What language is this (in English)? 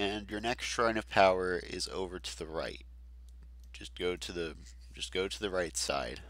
English